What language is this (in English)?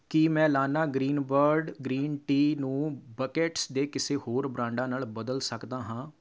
Punjabi